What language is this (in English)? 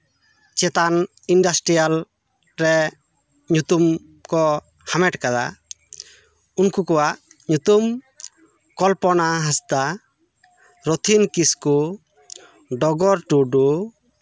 Santali